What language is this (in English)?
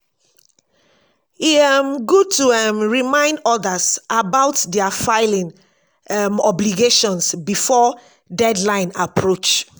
Nigerian Pidgin